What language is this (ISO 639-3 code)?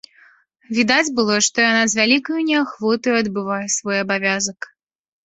bel